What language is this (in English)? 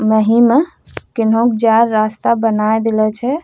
Angika